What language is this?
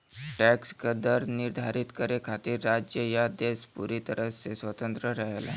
Bhojpuri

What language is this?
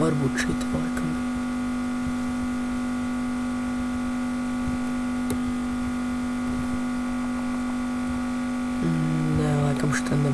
Portuguese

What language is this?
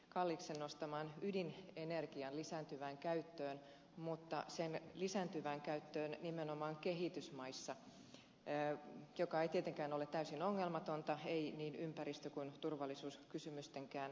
Finnish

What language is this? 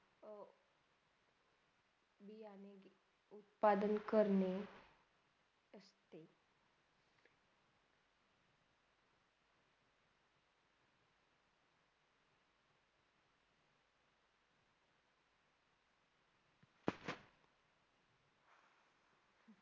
Marathi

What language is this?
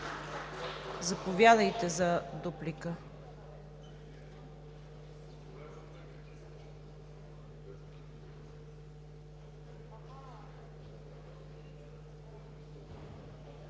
Bulgarian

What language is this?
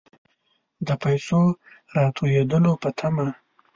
Pashto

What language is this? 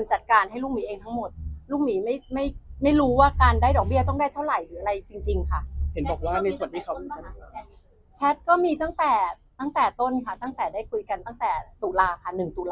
Thai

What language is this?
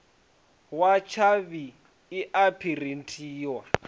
Venda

